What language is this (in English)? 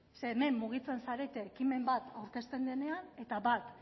Basque